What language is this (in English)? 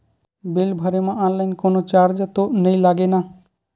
Chhattisgarhi